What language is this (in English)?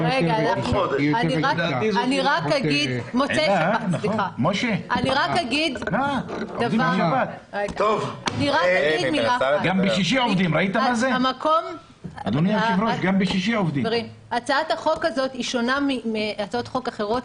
Hebrew